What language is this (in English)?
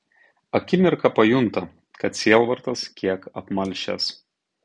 Lithuanian